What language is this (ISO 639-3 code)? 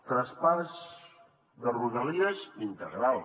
cat